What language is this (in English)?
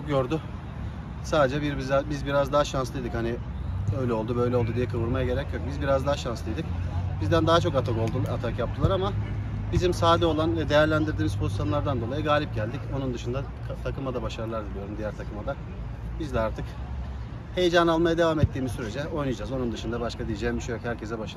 Turkish